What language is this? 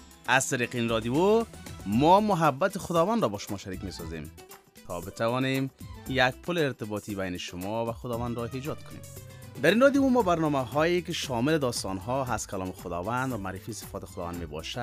Persian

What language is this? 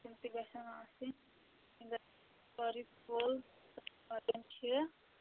Kashmiri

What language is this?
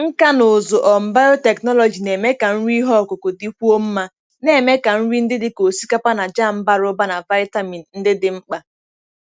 Igbo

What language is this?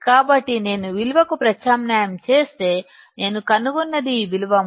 Telugu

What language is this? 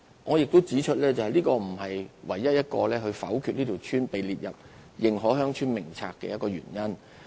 Cantonese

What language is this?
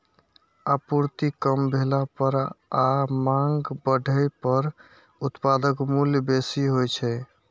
Maithili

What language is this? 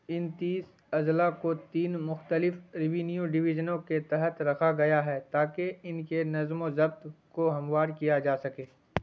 Urdu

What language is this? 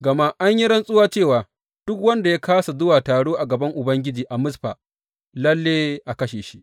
Hausa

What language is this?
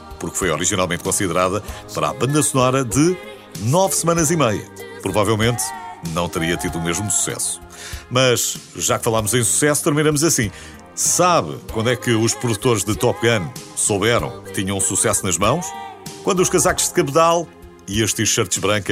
Portuguese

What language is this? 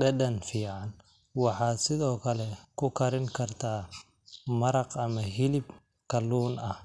Somali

